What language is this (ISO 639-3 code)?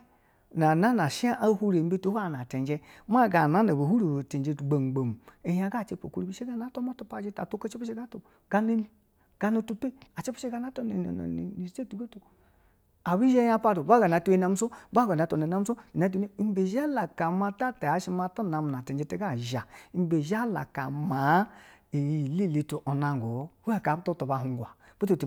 bzw